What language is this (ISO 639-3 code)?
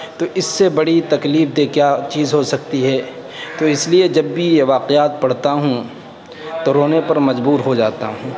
urd